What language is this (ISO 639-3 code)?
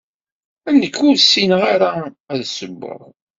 kab